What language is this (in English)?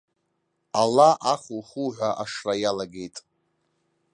Abkhazian